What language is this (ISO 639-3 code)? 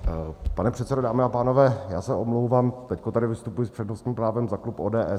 ces